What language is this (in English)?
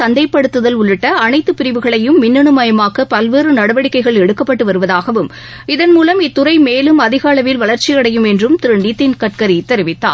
Tamil